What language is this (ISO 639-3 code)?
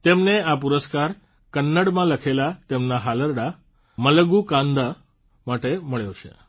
guj